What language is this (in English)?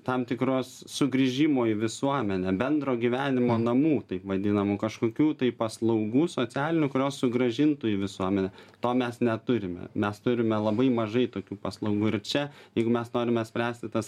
Lithuanian